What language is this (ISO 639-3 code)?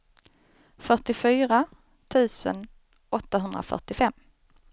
swe